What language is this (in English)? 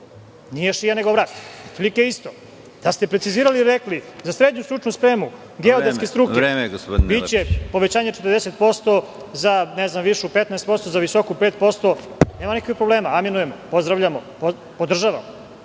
Serbian